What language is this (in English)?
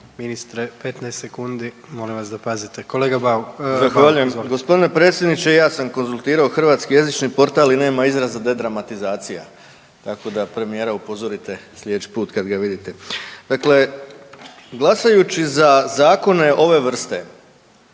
Croatian